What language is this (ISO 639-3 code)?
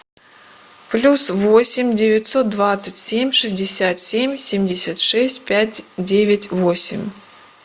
rus